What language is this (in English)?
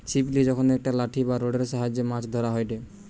Bangla